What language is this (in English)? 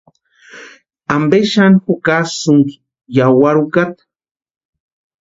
Western Highland Purepecha